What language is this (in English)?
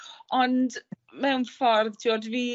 Welsh